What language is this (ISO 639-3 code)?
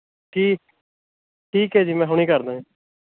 pan